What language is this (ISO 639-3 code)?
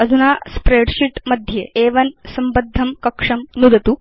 san